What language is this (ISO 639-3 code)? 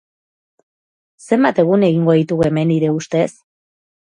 eus